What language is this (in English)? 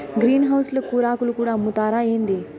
Telugu